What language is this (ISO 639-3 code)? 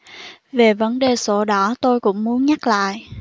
vie